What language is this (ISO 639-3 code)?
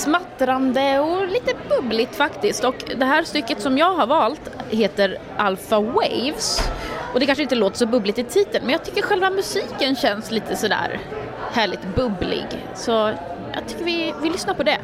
swe